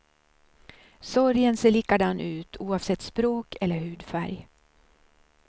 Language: Swedish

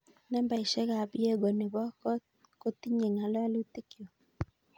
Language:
Kalenjin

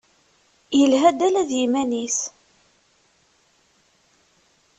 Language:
Kabyle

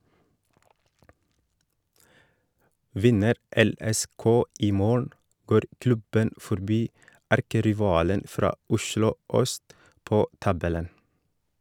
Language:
Norwegian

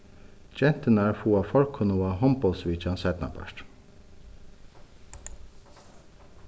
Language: Faroese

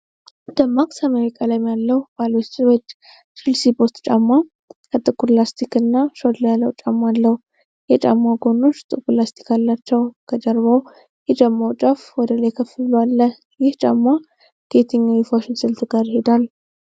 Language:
Amharic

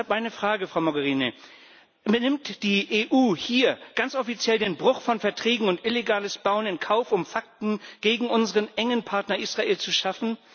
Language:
German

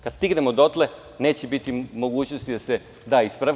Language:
Serbian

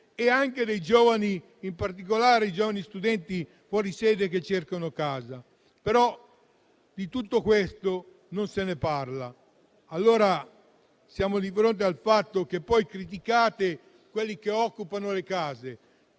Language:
Italian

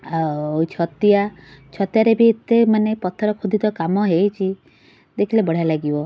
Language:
Odia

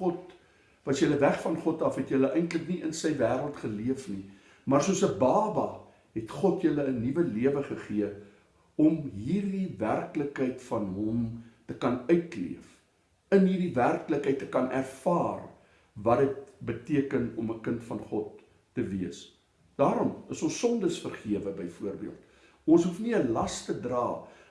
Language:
Dutch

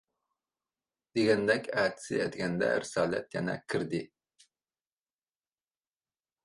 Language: Uyghur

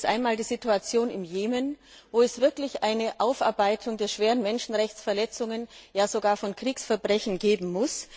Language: German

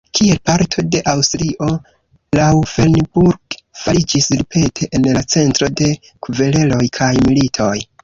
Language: Esperanto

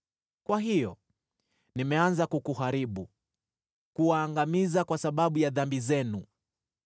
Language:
Swahili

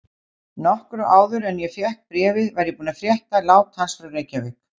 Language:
Icelandic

